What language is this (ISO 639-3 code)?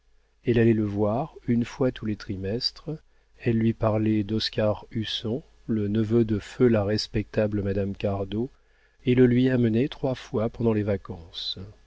fra